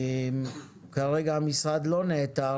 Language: Hebrew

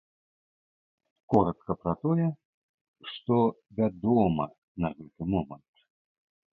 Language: Belarusian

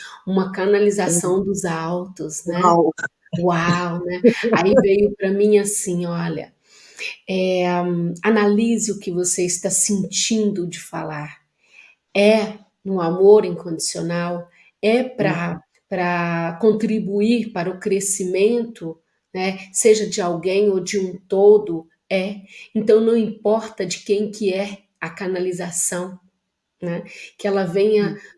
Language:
Portuguese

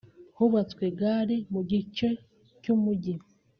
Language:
Kinyarwanda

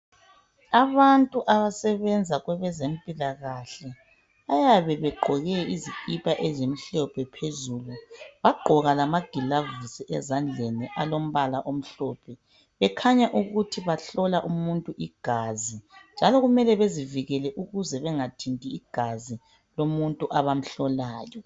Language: North Ndebele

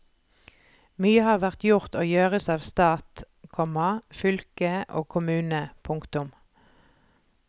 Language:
Norwegian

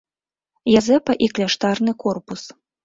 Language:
Belarusian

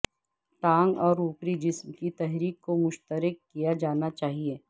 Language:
Urdu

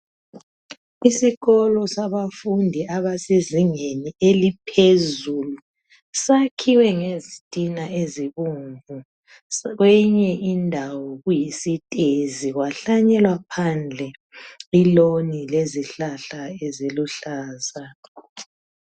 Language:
North Ndebele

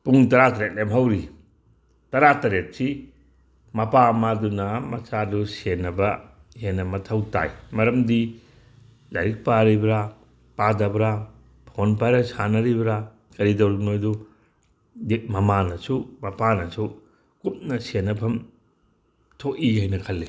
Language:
Manipuri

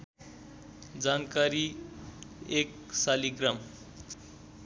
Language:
Nepali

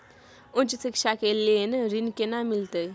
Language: Maithili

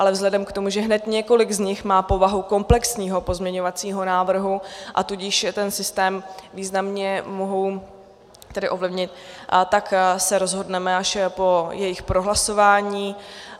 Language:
Czech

